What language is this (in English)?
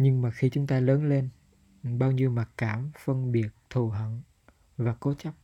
Vietnamese